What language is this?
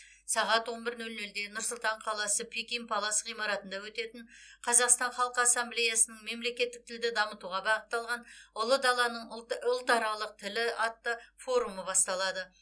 Kazakh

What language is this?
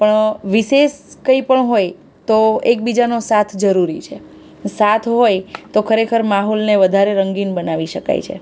Gujarati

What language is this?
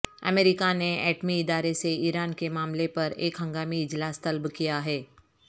Urdu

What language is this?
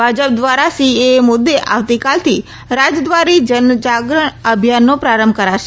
Gujarati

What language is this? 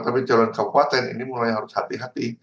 Indonesian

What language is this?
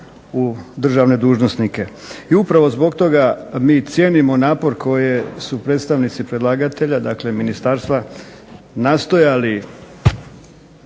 Croatian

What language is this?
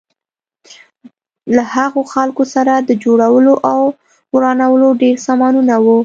Pashto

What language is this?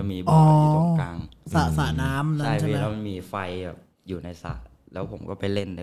Thai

